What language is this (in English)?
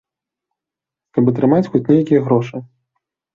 Belarusian